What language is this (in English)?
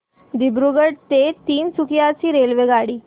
Marathi